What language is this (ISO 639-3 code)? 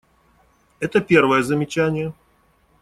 rus